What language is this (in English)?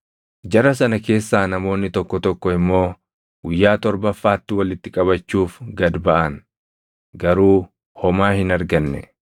Oromo